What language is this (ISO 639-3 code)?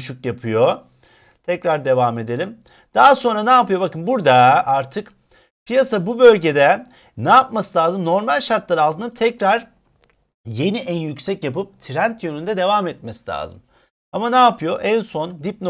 tur